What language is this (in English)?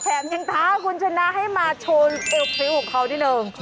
Thai